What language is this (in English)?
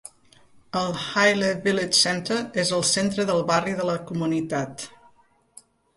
Catalan